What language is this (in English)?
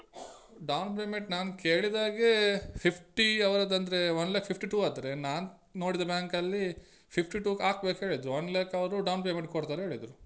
Kannada